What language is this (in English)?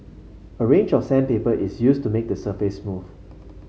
English